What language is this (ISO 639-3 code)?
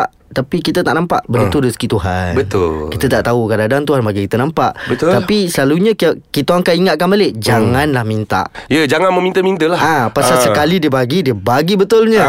msa